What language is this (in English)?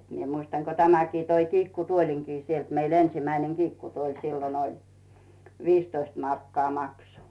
Finnish